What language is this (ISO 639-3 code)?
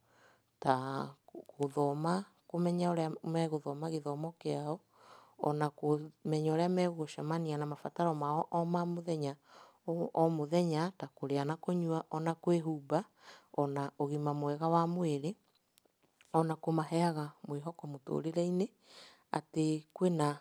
kik